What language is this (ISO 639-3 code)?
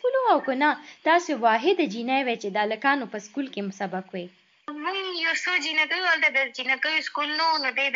urd